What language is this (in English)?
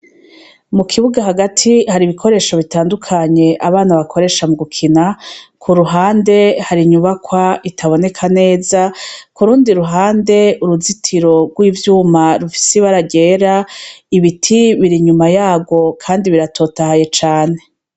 Rundi